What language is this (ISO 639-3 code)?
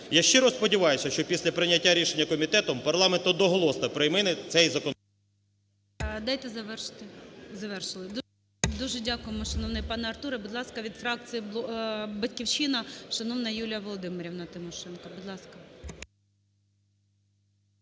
ukr